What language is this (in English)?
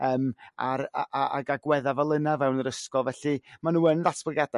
Welsh